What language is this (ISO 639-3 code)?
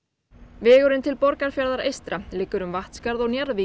isl